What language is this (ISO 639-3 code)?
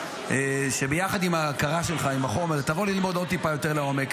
heb